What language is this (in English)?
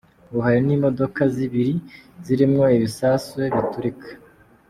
Kinyarwanda